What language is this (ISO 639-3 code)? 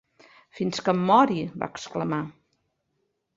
cat